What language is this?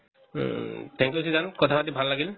Assamese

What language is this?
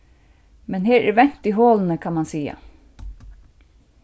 Faroese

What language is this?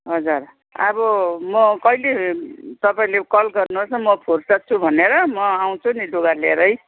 Nepali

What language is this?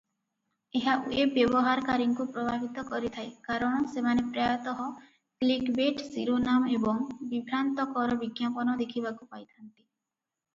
Odia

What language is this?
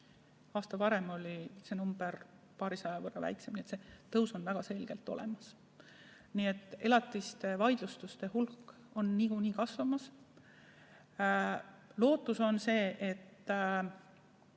Estonian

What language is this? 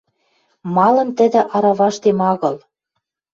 Western Mari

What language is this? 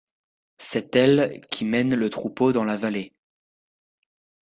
French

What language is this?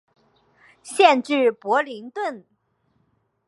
Chinese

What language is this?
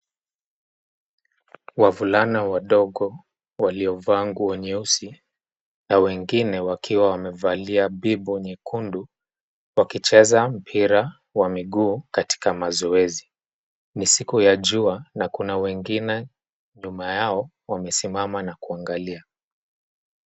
Swahili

